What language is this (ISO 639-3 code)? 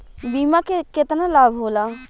bho